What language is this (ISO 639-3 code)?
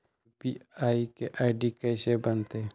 mag